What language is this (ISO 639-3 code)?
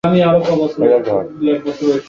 ben